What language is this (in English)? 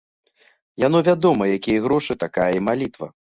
Belarusian